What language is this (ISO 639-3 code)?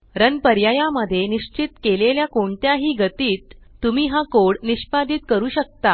mar